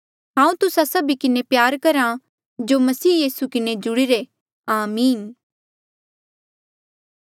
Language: Mandeali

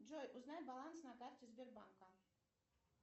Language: Russian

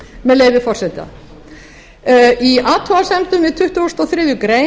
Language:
Icelandic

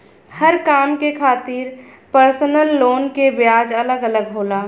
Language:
Bhojpuri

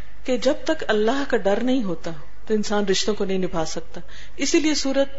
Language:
Urdu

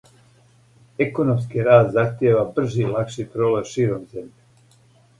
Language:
Serbian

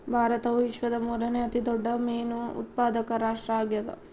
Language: Kannada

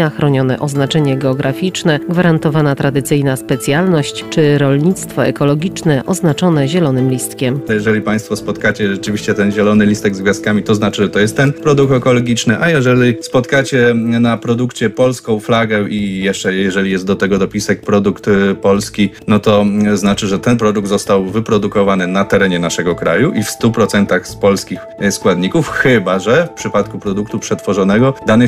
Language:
Polish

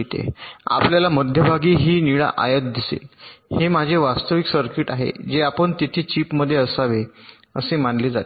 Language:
Marathi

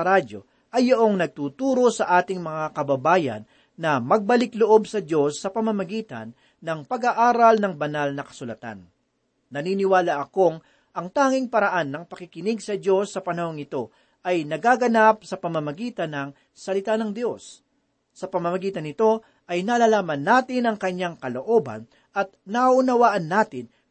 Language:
Filipino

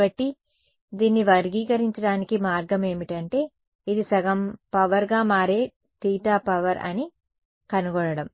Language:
Telugu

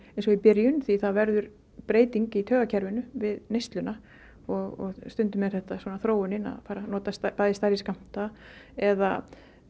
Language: Icelandic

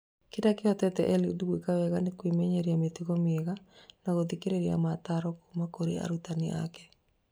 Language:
Kikuyu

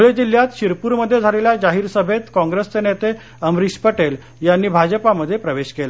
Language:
Marathi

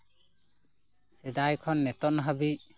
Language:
Santali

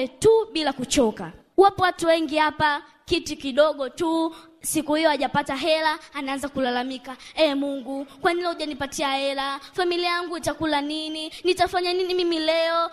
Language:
Swahili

